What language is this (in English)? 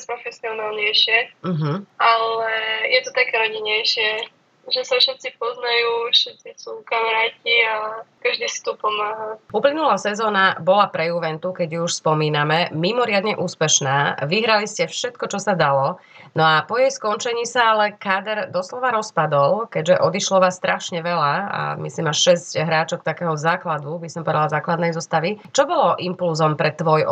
Slovak